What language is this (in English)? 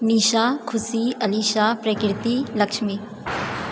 Maithili